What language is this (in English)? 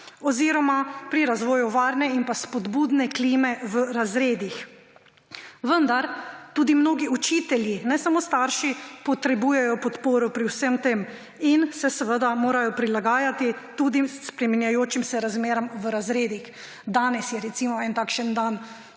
Slovenian